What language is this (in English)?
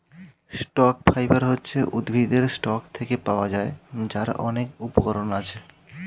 Bangla